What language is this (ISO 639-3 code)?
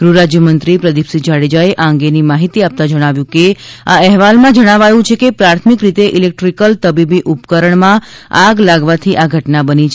guj